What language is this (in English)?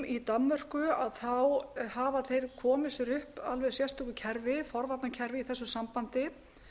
Icelandic